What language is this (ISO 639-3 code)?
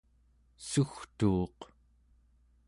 esu